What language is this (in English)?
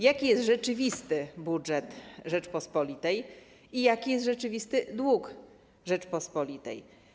Polish